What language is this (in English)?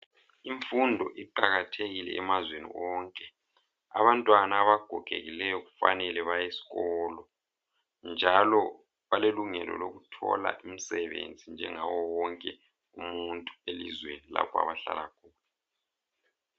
North Ndebele